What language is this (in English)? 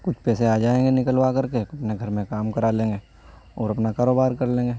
Urdu